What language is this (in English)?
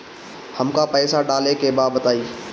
Bhojpuri